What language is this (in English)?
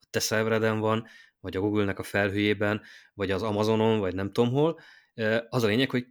Hungarian